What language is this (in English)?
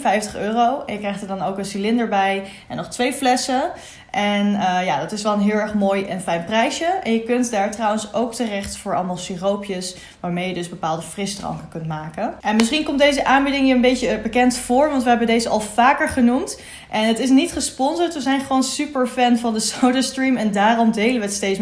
Dutch